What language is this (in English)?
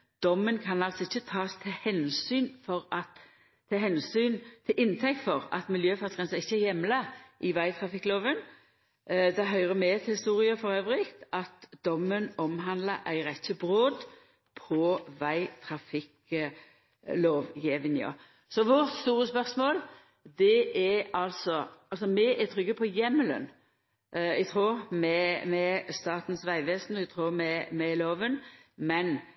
Norwegian Nynorsk